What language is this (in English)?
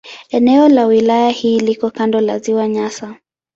Swahili